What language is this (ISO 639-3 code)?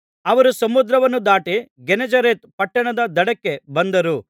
kan